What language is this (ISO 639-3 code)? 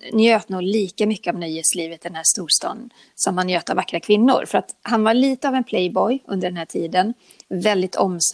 swe